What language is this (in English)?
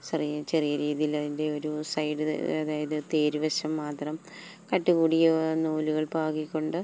Malayalam